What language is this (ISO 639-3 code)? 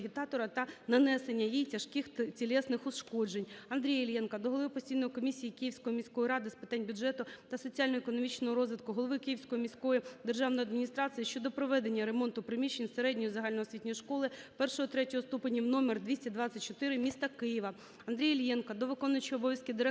ukr